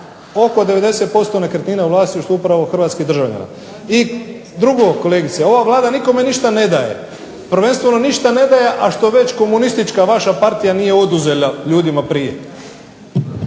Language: Croatian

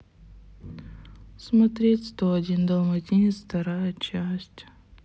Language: Russian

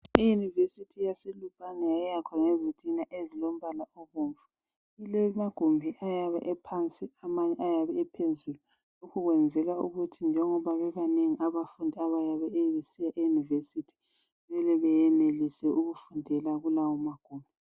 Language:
North Ndebele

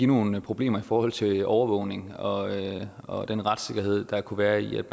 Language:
Danish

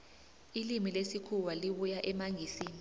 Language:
South Ndebele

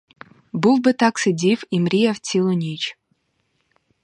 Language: Ukrainian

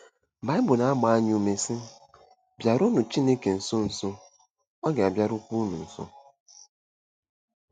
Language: Igbo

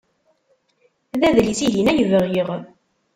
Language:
Kabyle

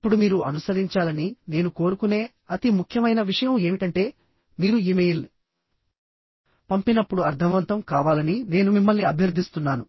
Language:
Telugu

